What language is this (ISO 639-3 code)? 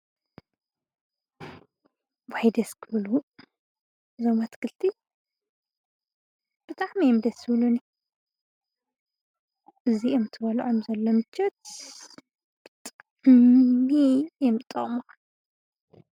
tir